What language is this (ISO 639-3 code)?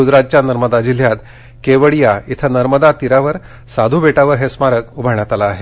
mar